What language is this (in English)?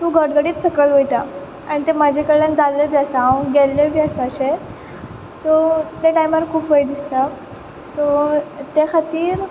Konkani